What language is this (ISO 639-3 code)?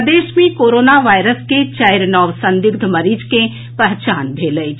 mai